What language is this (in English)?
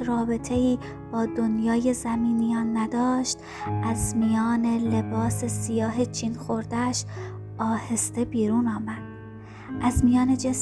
Persian